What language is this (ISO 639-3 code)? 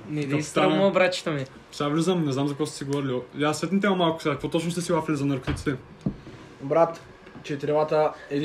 bul